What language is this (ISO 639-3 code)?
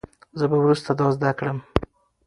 pus